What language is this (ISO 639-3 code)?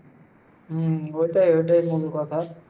ben